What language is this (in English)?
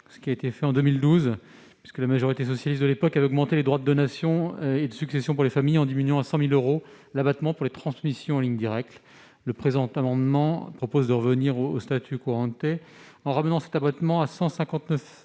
French